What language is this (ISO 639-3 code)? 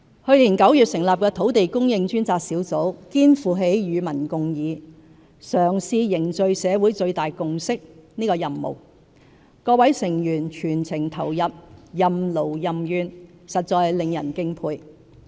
yue